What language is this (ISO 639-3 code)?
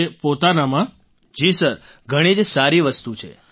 guj